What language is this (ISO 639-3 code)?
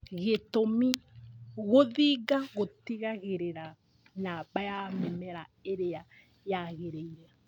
kik